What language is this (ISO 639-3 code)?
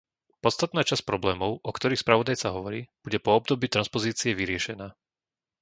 slk